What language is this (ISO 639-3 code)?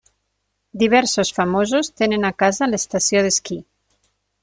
cat